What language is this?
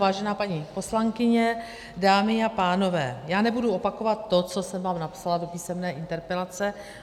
Czech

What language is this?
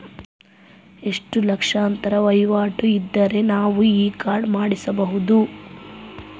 Kannada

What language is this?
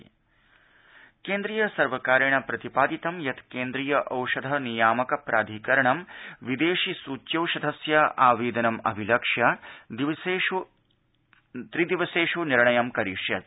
Sanskrit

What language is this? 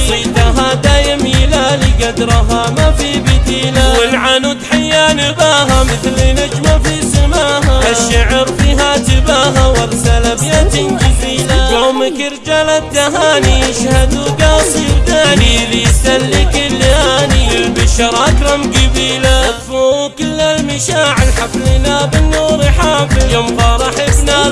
Arabic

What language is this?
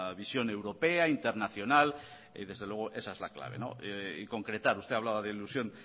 Spanish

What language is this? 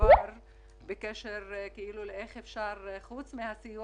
Hebrew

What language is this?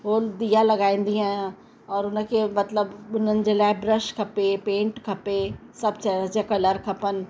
Sindhi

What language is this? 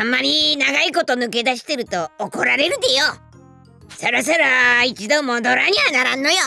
Japanese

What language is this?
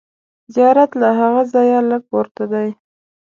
Pashto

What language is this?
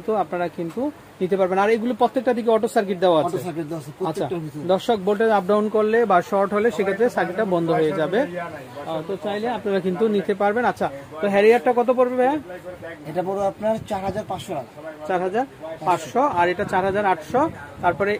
Bangla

